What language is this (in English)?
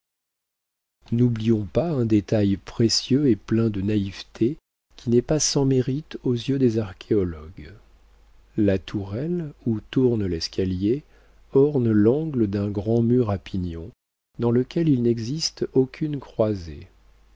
French